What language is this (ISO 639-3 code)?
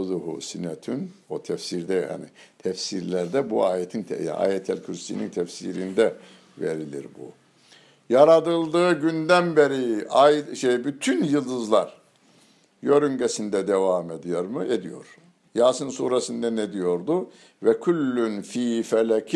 tur